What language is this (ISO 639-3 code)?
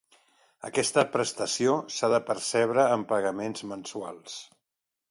cat